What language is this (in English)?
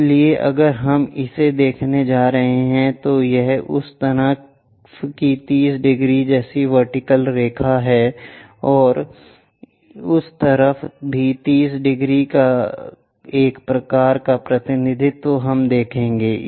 Hindi